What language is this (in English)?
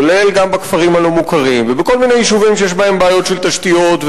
Hebrew